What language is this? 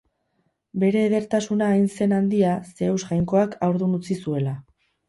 Basque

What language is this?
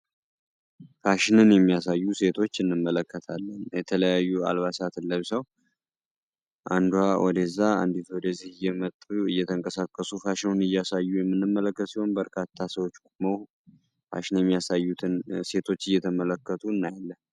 Amharic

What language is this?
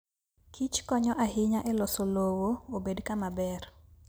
Luo (Kenya and Tanzania)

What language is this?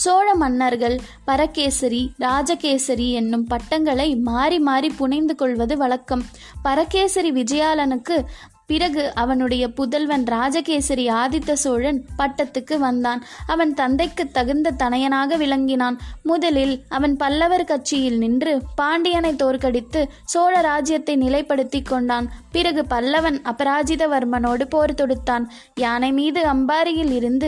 Tamil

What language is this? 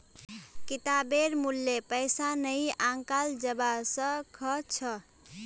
Magahi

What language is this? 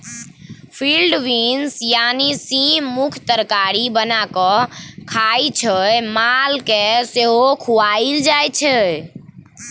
Maithili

